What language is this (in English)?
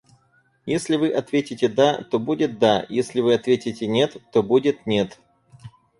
Russian